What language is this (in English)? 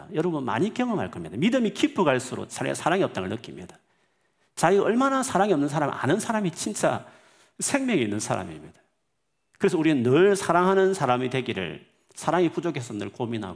Korean